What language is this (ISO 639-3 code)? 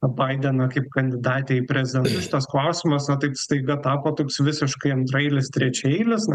lit